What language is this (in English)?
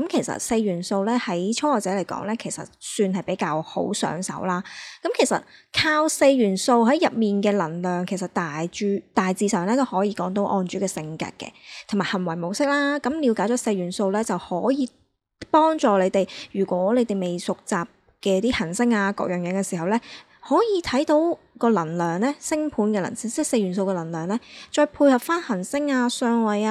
Chinese